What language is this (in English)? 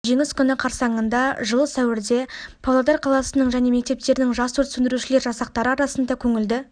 Kazakh